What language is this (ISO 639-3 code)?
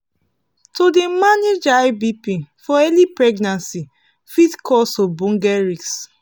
pcm